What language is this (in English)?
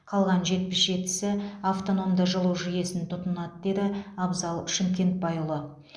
Kazakh